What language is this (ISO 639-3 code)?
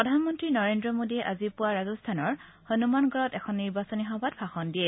asm